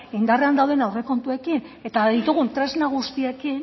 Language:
Basque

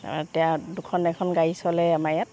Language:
Assamese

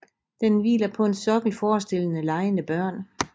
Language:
Danish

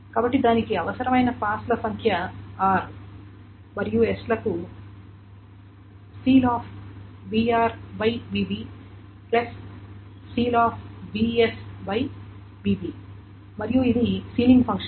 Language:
Telugu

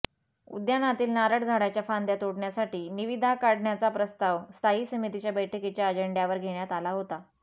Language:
Marathi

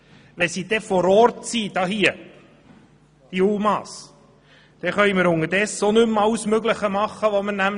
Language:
Swiss German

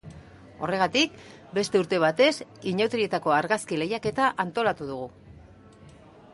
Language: Basque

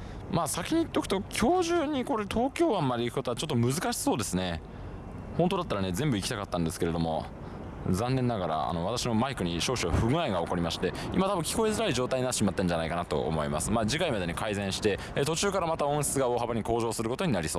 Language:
Japanese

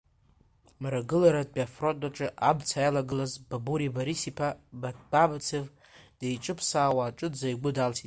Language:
Abkhazian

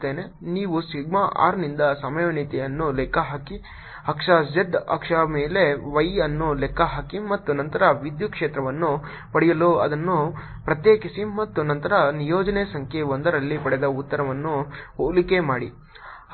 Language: Kannada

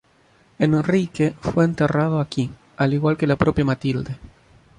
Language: Spanish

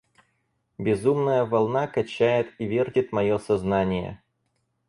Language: Russian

